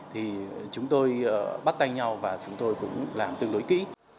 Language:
Vietnamese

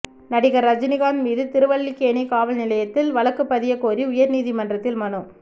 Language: Tamil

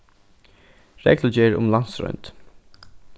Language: Faroese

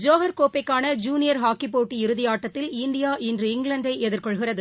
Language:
Tamil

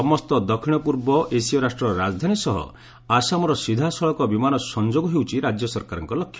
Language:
Odia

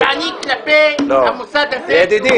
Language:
Hebrew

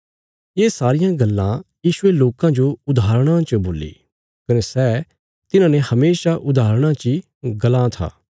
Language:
Bilaspuri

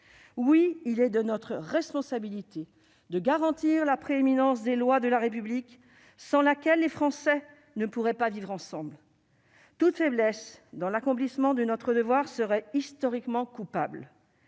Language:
French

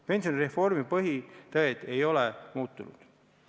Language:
Estonian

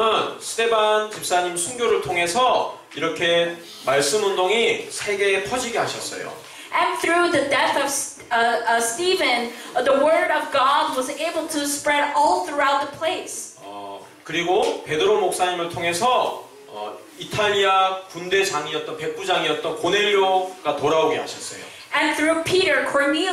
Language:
Korean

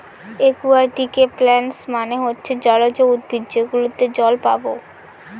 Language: Bangla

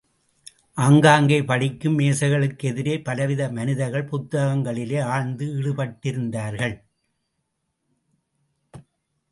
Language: Tamil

